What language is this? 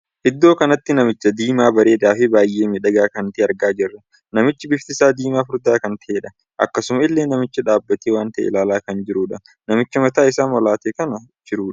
Oromo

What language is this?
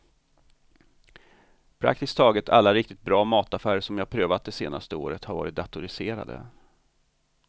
Swedish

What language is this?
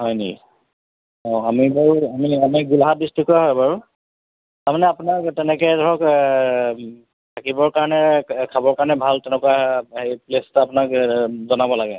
Assamese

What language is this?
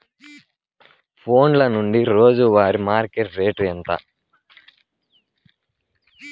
Telugu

